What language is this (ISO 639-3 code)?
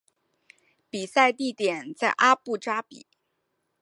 zho